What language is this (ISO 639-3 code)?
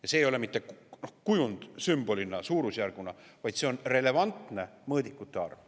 est